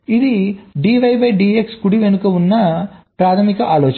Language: Telugu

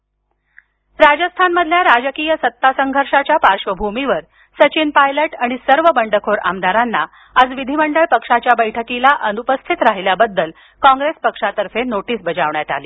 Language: Marathi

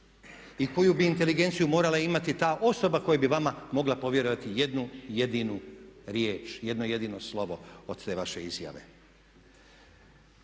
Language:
Croatian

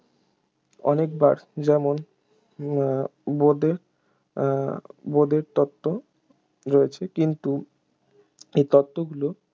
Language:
Bangla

